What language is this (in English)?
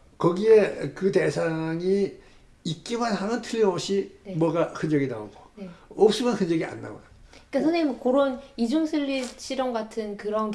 Korean